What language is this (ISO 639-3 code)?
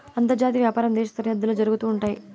tel